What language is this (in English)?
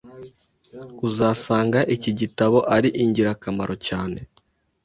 Kinyarwanda